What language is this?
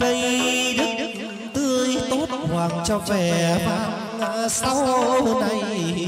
Thai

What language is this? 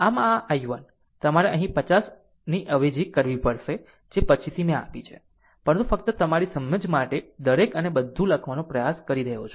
Gujarati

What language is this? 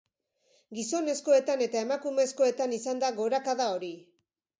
Basque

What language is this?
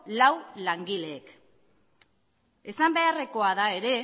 Basque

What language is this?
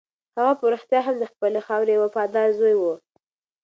Pashto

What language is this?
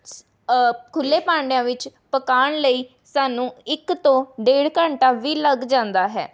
Punjabi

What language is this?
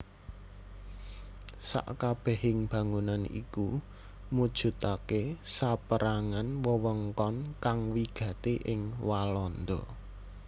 Javanese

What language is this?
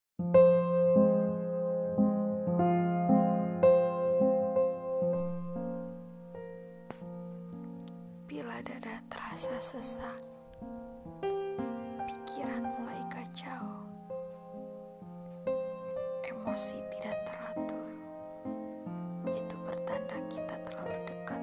Indonesian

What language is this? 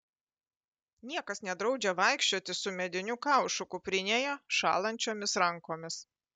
Lithuanian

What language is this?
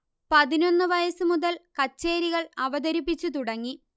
Malayalam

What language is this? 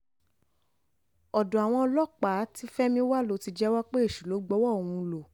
Yoruba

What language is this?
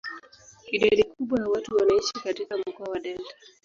Swahili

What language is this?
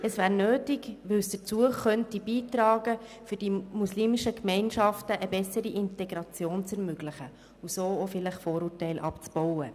Swiss German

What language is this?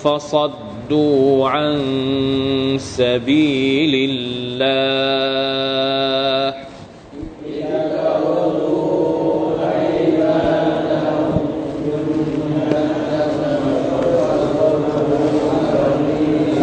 Thai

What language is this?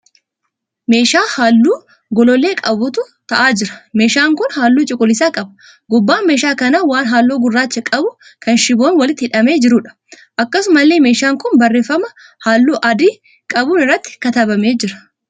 Oromo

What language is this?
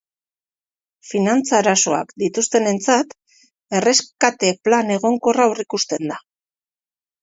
Basque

